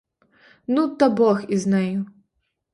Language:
Ukrainian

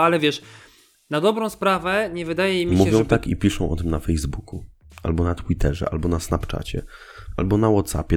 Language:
Polish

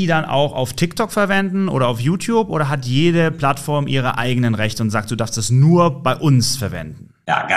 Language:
German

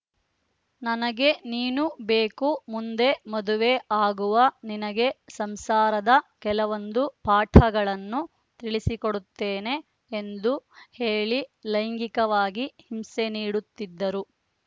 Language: Kannada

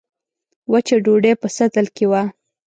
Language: Pashto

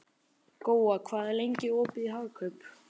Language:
Icelandic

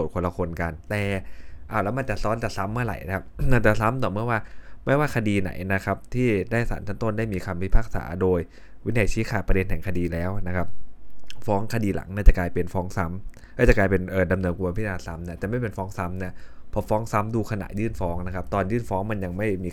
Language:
Thai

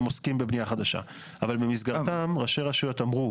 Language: Hebrew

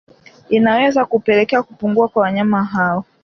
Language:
Swahili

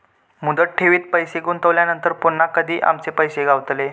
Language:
Marathi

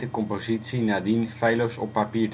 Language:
Dutch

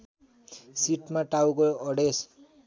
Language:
Nepali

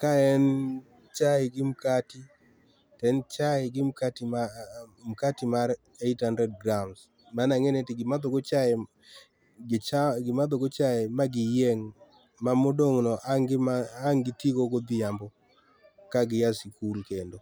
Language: Luo (Kenya and Tanzania)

